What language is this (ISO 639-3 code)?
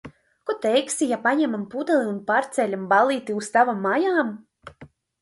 lav